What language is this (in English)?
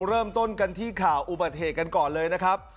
Thai